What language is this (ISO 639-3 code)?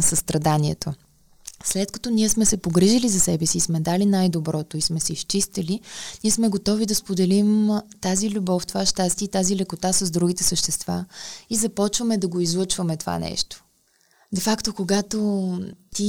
bul